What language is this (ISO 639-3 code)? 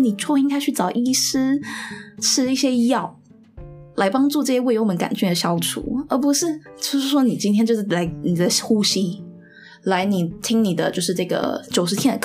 zho